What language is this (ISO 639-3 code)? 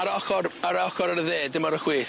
cym